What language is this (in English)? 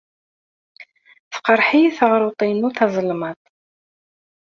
Kabyle